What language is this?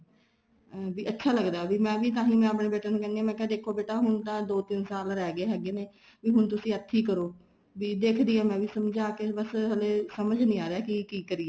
Punjabi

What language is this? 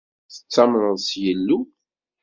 Kabyle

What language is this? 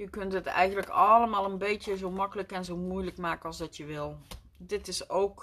Dutch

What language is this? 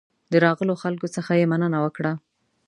Pashto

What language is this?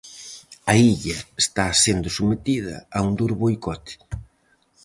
Galician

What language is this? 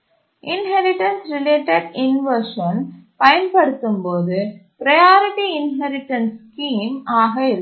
Tamil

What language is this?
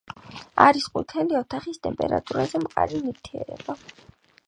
Georgian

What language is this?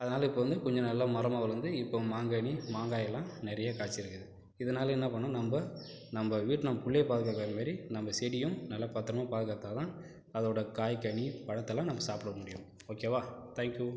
Tamil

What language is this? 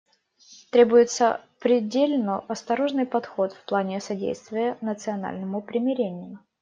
Russian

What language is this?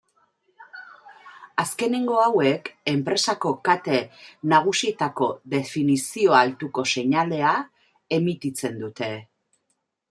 Basque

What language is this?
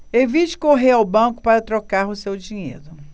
Portuguese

